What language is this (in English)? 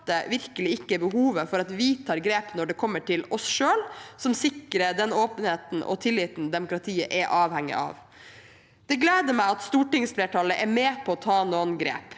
Norwegian